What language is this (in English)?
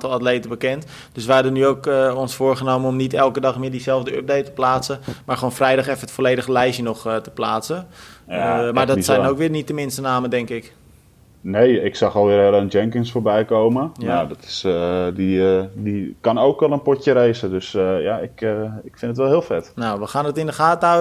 Dutch